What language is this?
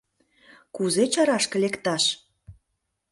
Mari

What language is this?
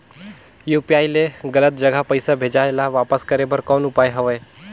Chhattisgarhi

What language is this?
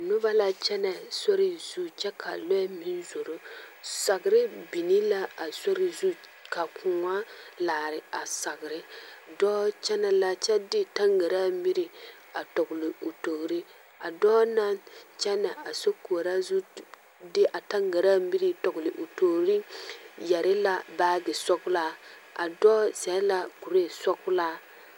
Southern Dagaare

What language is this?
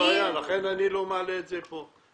Hebrew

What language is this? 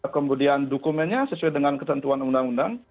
Indonesian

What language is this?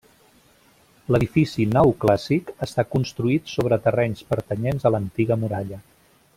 Catalan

